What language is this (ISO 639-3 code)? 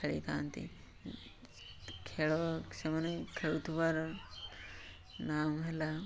ori